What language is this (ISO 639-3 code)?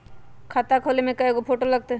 mag